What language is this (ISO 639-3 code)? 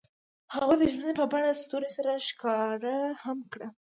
pus